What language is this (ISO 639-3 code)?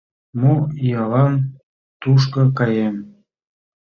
chm